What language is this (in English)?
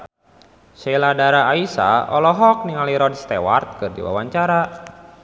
Sundanese